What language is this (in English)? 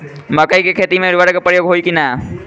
Bhojpuri